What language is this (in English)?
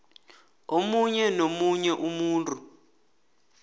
South Ndebele